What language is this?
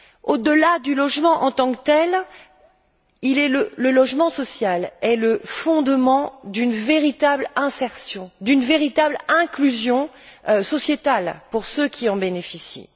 French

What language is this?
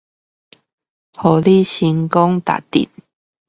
Chinese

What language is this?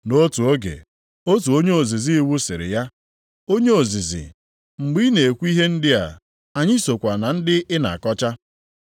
Igbo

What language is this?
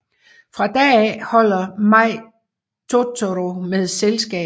Danish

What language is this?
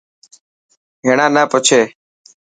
Dhatki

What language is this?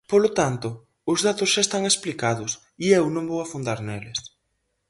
Galician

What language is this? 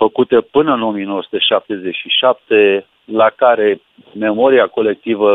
Romanian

